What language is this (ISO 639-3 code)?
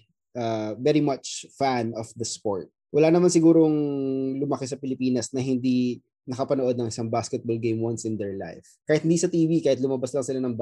fil